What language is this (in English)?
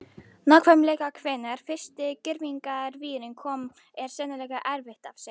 Icelandic